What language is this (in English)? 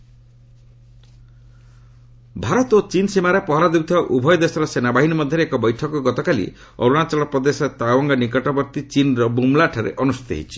Odia